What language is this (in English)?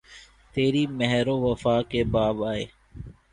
Urdu